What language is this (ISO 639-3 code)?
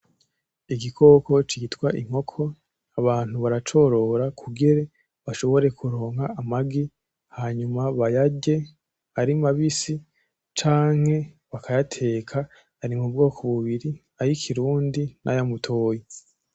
run